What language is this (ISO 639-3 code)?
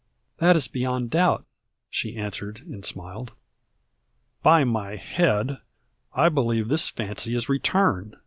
eng